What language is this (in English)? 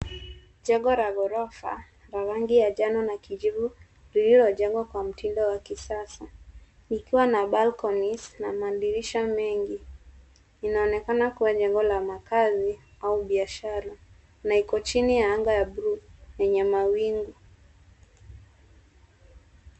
Swahili